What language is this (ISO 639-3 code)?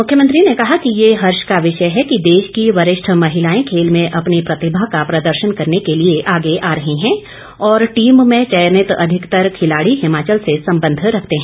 hin